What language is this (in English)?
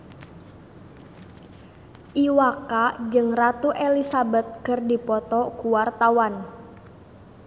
Sundanese